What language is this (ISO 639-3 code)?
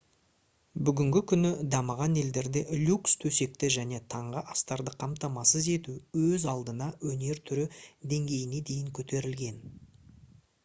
kaz